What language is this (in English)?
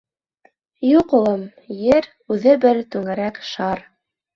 Bashkir